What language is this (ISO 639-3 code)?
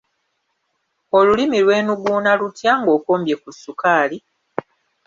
lug